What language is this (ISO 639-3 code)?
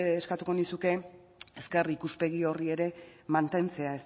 eus